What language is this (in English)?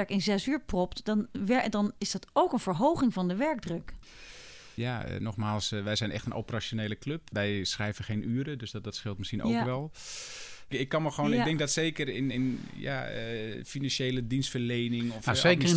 Dutch